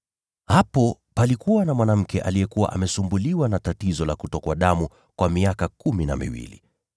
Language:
Swahili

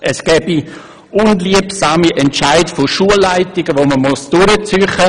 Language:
Swiss German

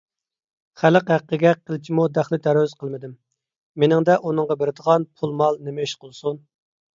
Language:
Uyghur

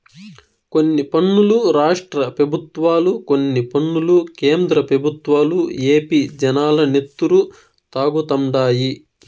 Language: Telugu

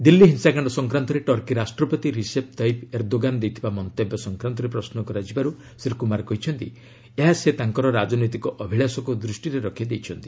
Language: Odia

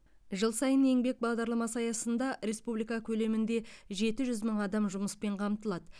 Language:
Kazakh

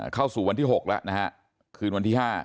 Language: Thai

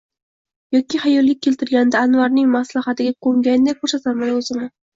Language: Uzbek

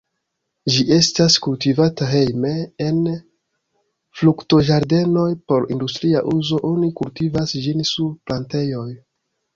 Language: Esperanto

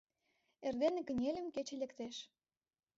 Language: Mari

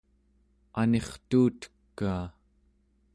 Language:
Central Yupik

